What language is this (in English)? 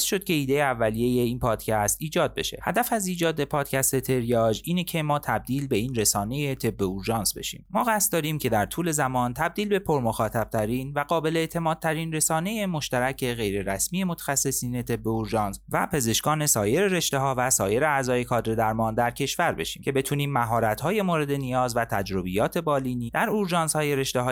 Persian